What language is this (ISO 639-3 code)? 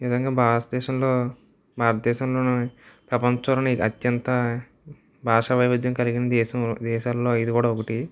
tel